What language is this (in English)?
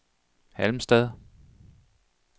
Danish